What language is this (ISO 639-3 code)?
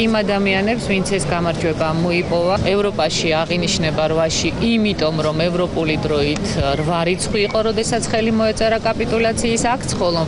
ind